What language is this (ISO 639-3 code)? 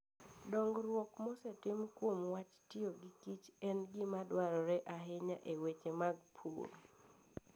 luo